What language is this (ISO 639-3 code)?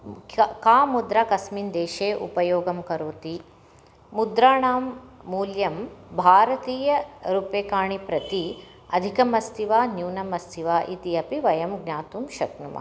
san